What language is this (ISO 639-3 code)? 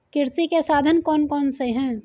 hin